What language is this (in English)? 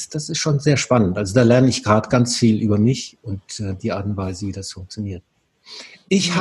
German